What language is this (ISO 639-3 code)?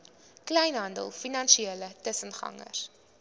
afr